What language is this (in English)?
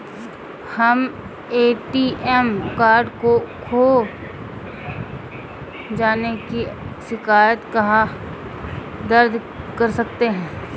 Hindi